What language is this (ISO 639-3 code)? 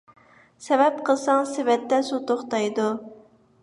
uig